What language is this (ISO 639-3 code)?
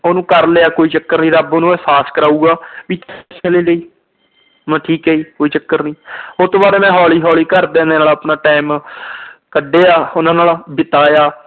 pan